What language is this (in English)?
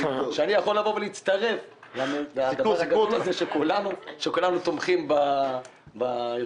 Hebrew